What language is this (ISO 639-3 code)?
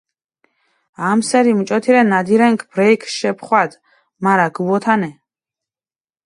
xmf